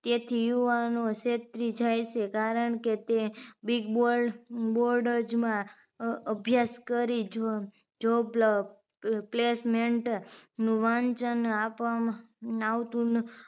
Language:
Gujarati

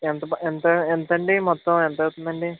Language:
Telugu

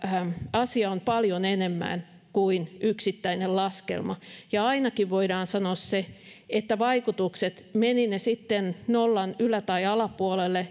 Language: Finnish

